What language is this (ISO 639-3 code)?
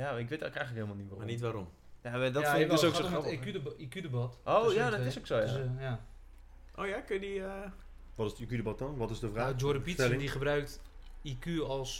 nld